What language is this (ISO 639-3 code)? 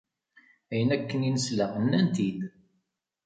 kab